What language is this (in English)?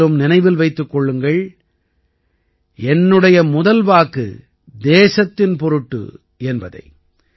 Tamil